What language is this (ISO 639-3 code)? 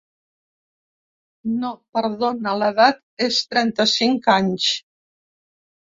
cat